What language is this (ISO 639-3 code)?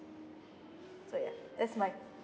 eng